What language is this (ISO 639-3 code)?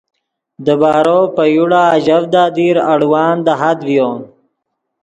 ydg